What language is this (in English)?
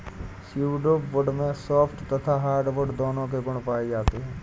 Hindi